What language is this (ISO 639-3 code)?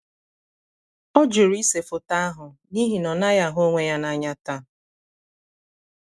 ibo